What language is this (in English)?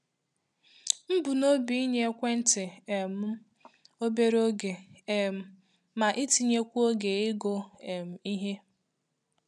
Igbo